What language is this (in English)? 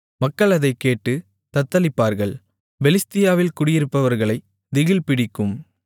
Tamil